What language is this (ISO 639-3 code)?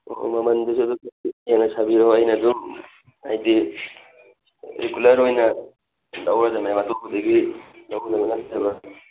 mni